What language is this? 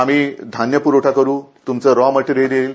Marathi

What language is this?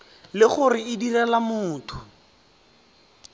Tswana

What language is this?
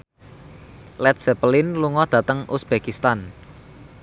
Javanese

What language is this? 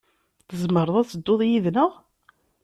Kabyle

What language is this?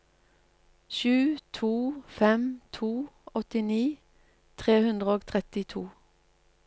Norwegian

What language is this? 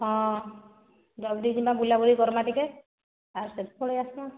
Odia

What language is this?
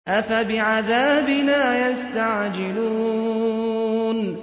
Arabic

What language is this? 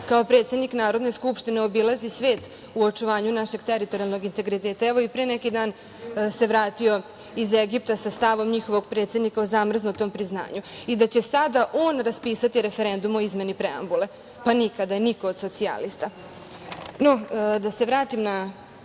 Serbian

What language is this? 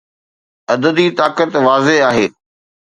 Sindhi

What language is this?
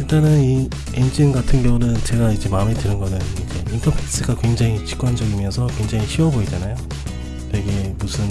Korean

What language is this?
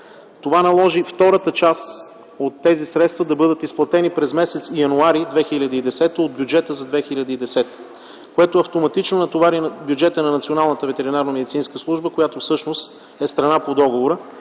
Bulgarian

